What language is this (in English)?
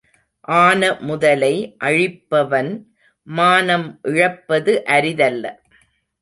Tamil